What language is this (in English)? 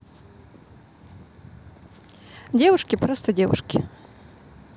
Russian